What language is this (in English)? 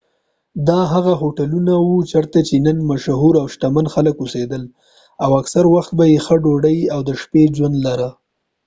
Pashto